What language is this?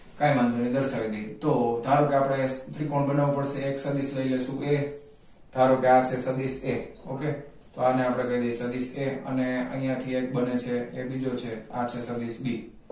Gujarati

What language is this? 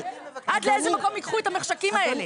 Hebrew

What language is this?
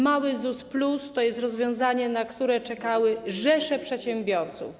Polish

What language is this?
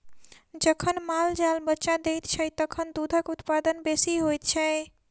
Maithili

